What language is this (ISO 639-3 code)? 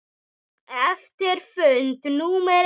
isl